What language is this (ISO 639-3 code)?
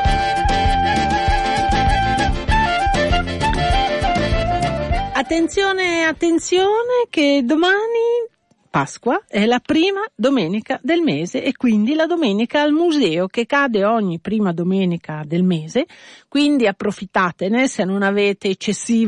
ita